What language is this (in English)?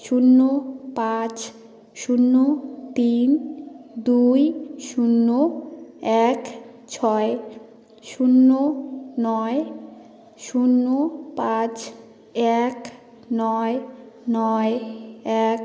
Bangla